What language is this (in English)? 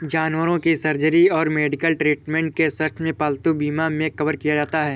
Hindi